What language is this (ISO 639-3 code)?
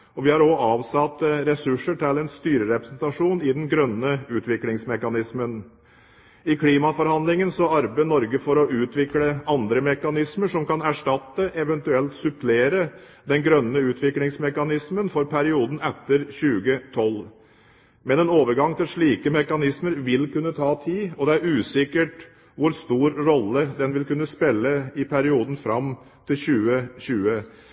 nob